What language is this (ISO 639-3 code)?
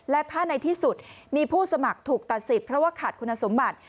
tha